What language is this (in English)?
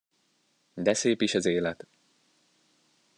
Hungarian